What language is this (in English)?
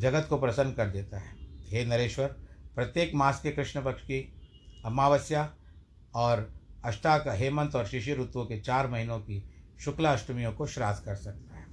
Hindi